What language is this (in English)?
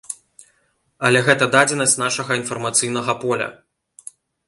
Belarusian